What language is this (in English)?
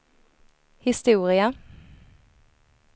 Swedish